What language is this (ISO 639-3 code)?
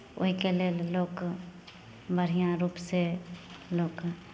mai